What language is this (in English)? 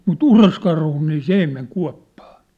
Finnish